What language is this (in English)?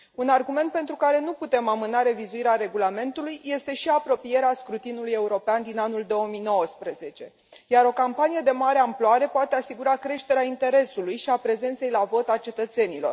Romanian